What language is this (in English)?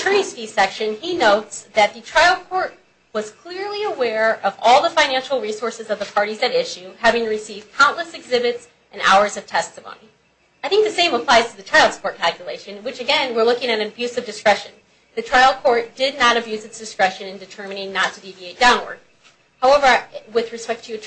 English